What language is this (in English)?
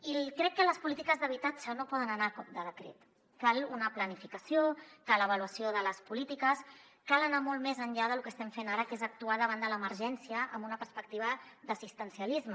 Catalan